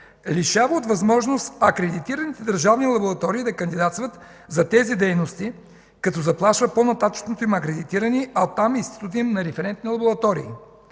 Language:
Bulgarian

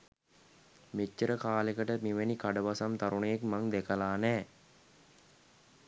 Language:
Sinhala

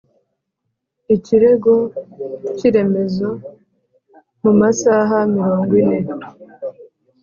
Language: Kinyarwanda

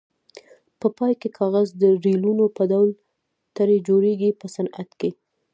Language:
Pashto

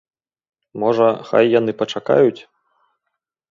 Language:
Belarusian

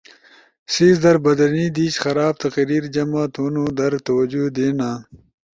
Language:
Ushojo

